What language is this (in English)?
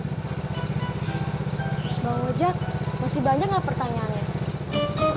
Indonesian